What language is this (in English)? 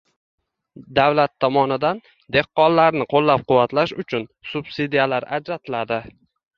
Uzbek